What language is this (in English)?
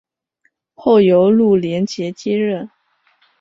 Chinese